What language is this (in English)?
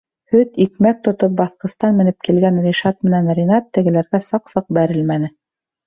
Bashkir